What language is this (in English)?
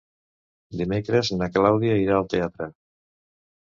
Catalan